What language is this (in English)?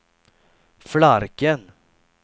Swedish